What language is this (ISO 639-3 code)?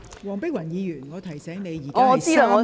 yue